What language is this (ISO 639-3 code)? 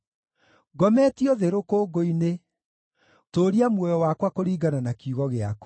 kik